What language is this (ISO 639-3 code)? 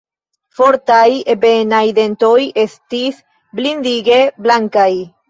epo